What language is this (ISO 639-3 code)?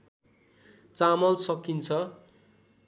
nep